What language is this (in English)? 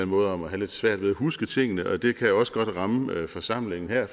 Danish